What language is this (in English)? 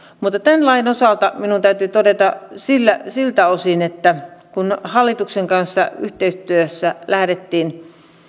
Finnish